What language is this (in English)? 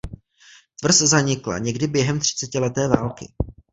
Czech